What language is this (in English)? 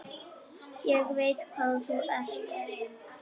Icelandic